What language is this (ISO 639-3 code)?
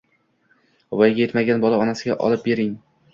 uzb